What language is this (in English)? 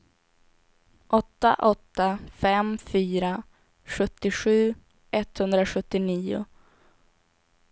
Swedish